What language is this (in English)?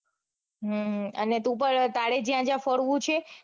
Gujarati